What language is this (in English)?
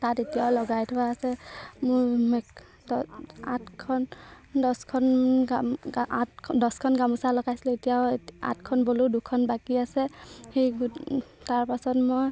Assamese